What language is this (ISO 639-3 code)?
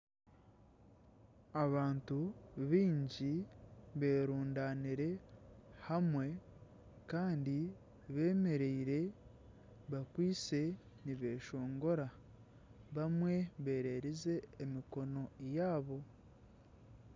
nyn